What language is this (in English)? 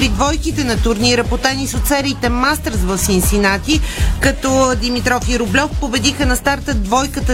Bulgarian